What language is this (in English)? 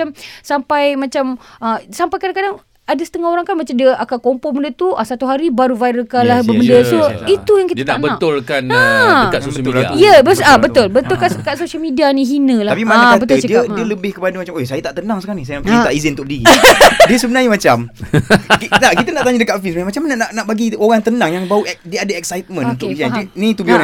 Malay